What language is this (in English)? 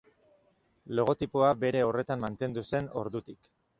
Basque